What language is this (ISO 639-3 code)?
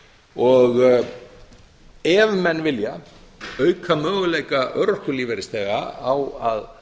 isl